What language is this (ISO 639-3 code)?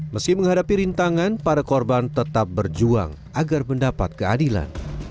ind